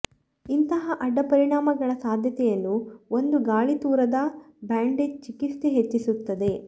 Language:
Kannada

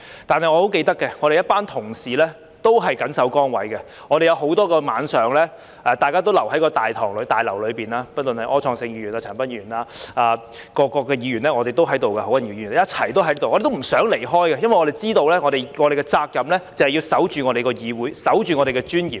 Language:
Cantonese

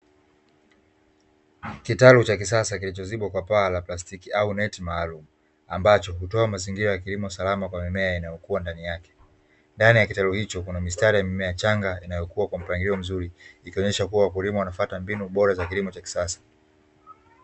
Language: Swahili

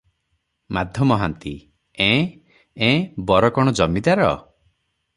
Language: Odia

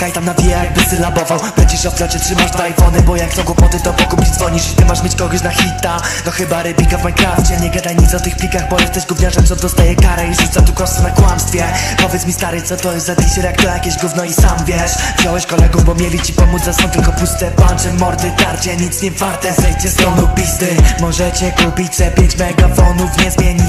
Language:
Polish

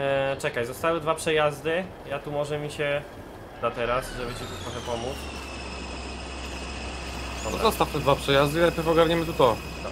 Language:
Polish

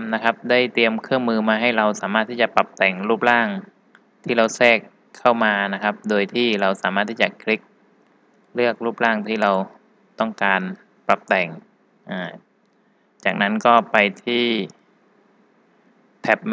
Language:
Thai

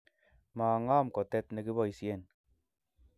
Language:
Kalenjin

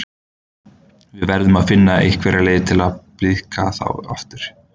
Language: Icelandic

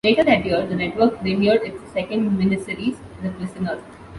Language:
English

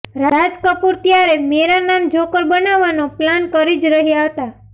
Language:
Gujarati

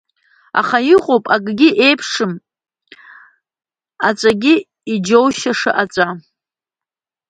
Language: Abkhazian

